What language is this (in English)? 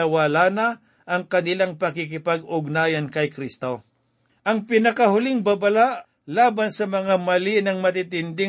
Filipino